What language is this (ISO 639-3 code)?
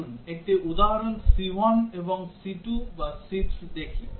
ben